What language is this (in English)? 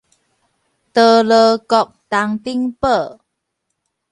Min Nan Chinese